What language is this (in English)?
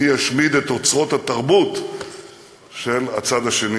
Hebrew